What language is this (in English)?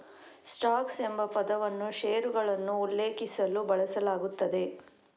Kannada